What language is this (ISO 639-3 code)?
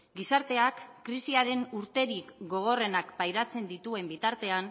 eus